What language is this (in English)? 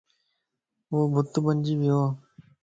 Lasi